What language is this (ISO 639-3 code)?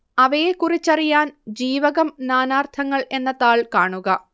mal